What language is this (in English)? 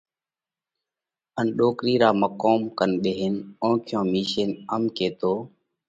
Parkari Koli